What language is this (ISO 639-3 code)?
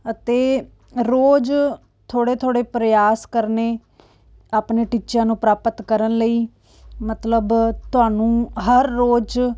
pan